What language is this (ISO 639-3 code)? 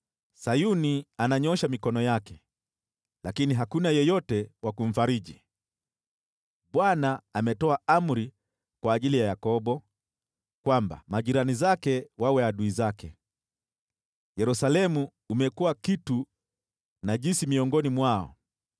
swa